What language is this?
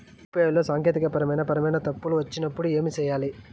Telugu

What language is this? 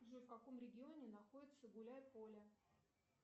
Russian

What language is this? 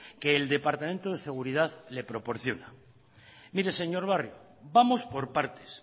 Spanish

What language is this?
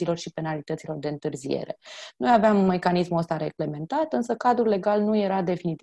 Romanian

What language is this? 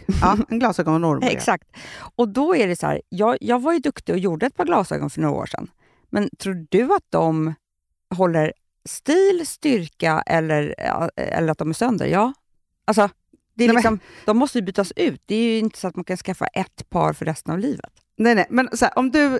Swedish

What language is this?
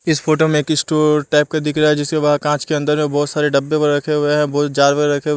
Hindi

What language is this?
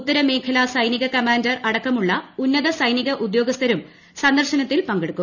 Malayalam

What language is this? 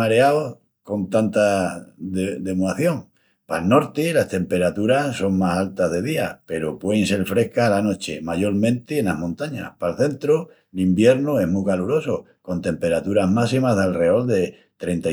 Extremaduran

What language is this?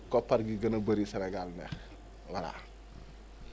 Wolof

